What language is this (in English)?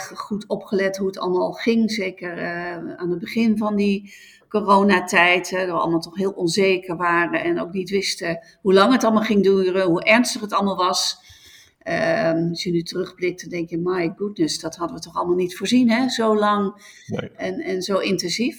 Dutch